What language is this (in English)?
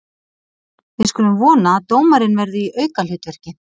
Icelandic